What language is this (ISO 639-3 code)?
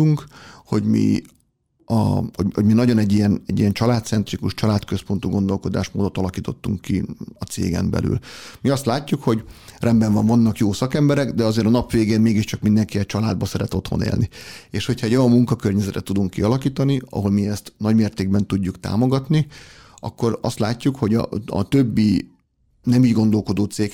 hun